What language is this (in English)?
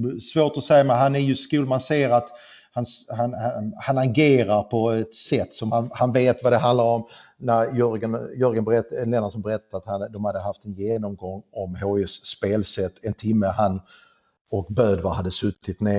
Swedish